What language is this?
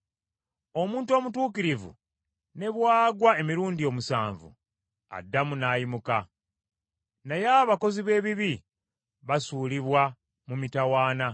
Ganda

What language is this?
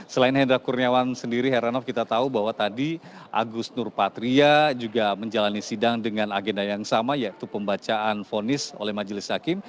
Indonesian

